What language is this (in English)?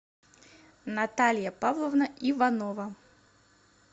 Russian